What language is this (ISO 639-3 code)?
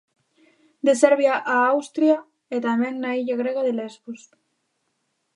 glg